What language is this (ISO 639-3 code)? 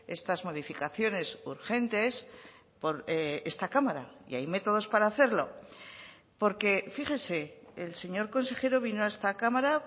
spa